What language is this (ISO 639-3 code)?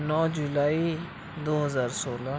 urd